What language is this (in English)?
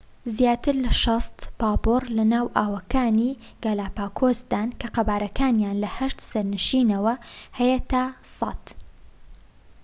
Central Kurdish